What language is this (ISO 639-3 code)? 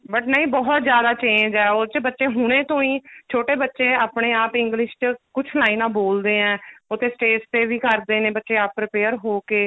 pan